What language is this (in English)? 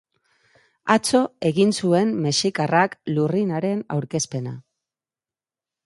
Basque